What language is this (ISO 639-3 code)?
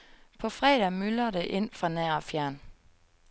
dan